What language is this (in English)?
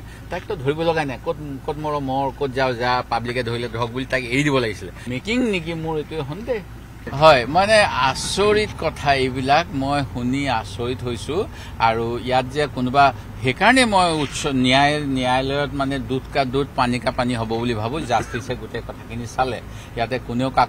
Bangla